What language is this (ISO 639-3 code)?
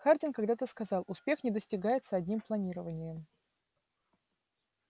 rus